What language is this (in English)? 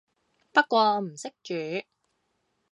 Cantonese